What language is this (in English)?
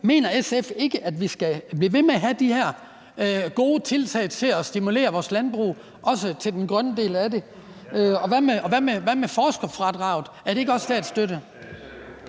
Danish